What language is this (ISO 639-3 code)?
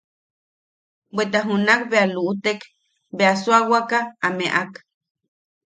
yaq